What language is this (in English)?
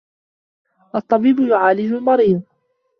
Arabic